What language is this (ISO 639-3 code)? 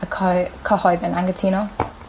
cym